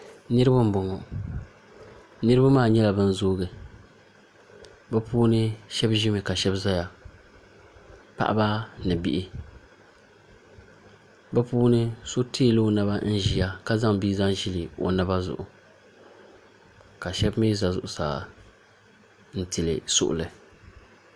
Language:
Dagbani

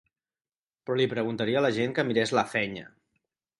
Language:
Catalan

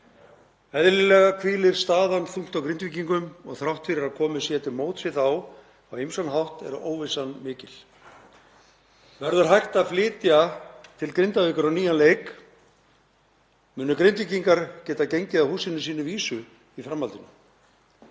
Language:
Icelandic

